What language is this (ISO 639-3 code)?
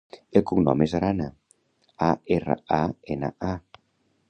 cat